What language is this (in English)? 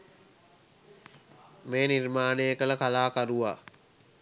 Sinhala